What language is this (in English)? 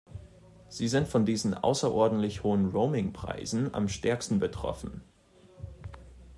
German